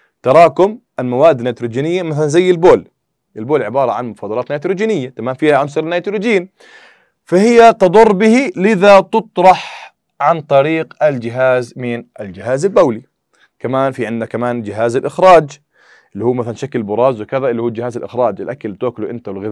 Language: Arabic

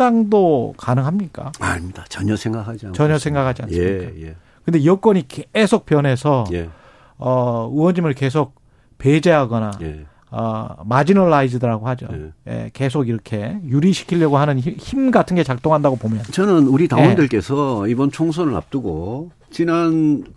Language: Korean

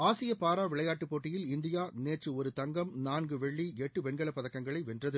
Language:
Tamil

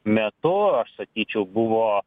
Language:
Lithuanian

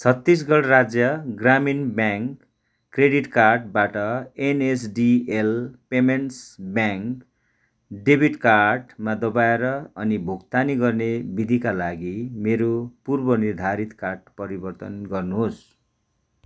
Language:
Nepali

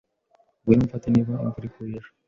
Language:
Kinyarwanda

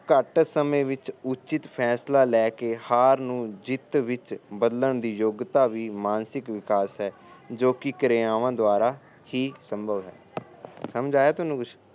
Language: Punjabi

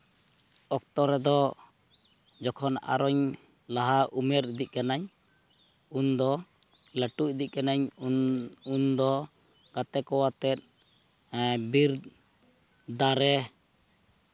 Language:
Santali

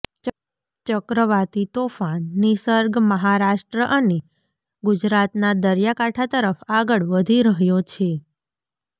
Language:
Gujarati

